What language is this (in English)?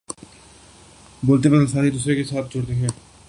Urdu